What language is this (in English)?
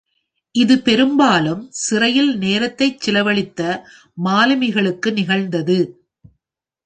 Tamil